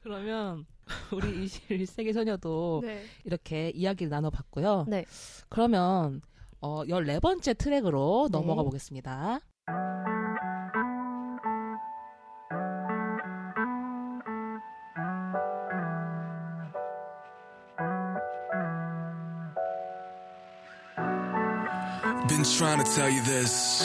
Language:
Korean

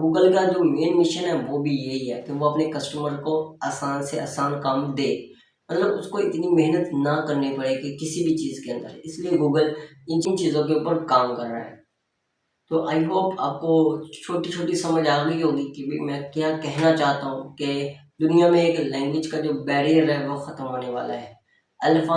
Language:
Hindi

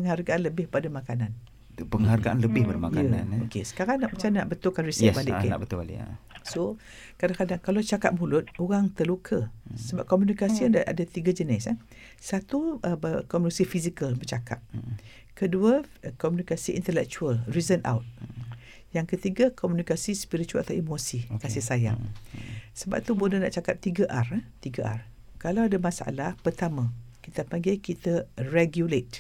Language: Malay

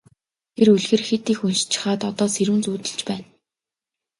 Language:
Mongolian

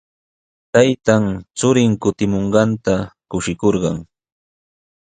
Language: Sihuas Ancash Quechua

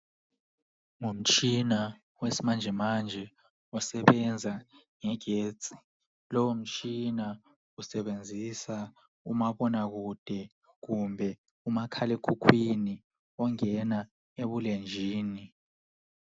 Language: North Ndebele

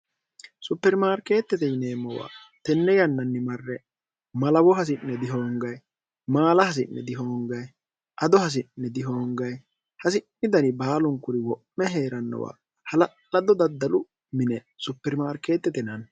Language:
Sidamo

